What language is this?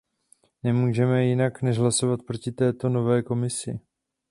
Czech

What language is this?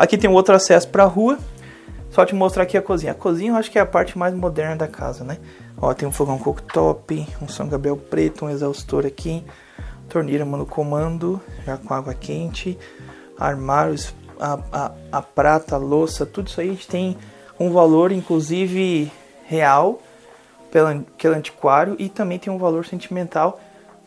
Portuguese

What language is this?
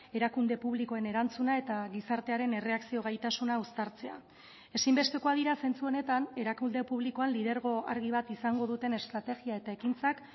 Basque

